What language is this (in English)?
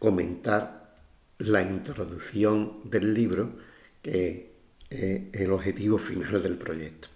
Spanish